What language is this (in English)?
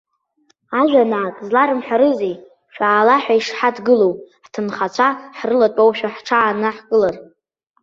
Abkhazian